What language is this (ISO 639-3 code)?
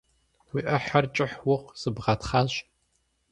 kbd